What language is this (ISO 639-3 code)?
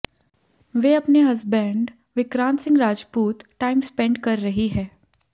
hin